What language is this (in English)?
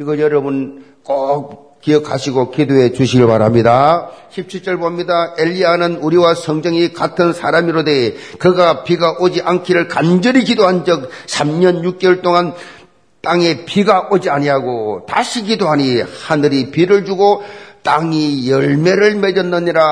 Korean